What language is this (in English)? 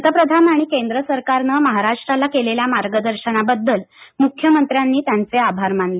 Marathi